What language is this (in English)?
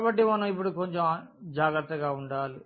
Telugu